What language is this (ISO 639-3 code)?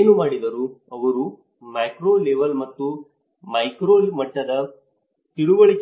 kan